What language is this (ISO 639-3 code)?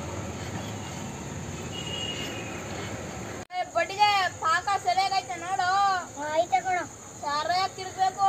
ind